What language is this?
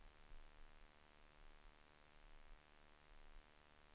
Swedish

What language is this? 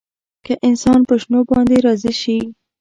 Pashto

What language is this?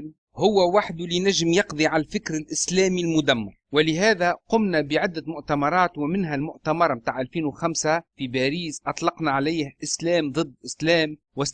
Arabic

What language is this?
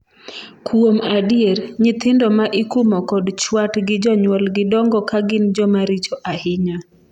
Luo (Kenya and Tanzania)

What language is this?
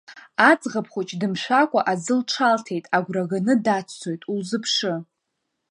Abkhazian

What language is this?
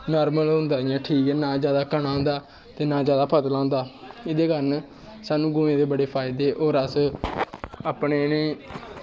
Dogri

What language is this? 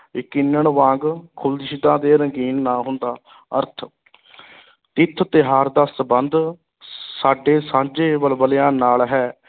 Punjabi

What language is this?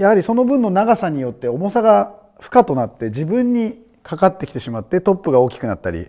Japanese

